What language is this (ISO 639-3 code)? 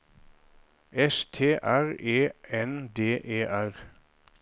nor